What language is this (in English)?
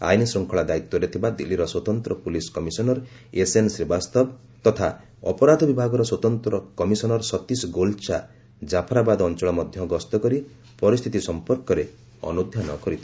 Odia